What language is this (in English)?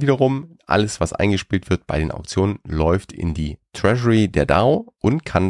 German